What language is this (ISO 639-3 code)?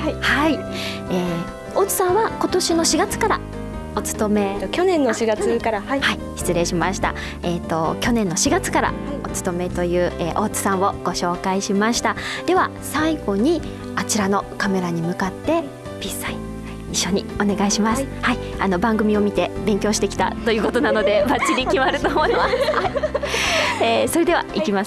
jpn